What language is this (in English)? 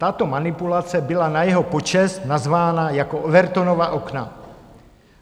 Czech